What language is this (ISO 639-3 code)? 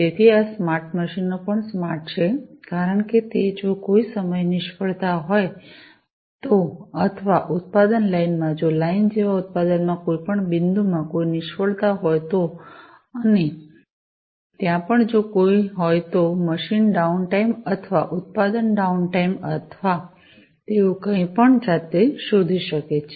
guj